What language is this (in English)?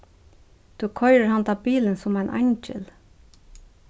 Faroese